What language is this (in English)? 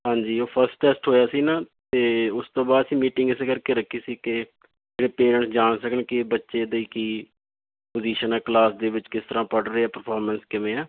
Punjabi